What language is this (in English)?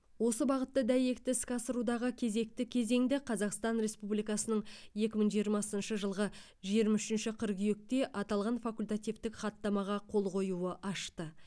Kazakh